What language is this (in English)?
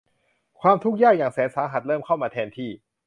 Thai